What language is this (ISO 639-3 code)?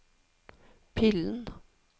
nor